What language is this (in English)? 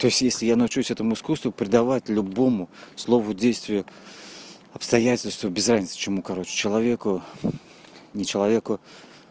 Russian